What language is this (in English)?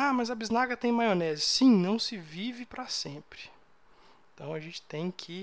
Portuguese